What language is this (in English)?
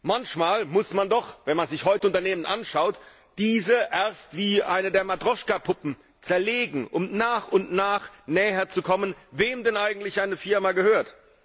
German